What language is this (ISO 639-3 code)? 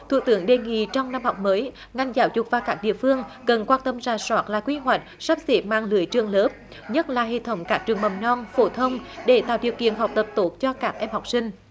vie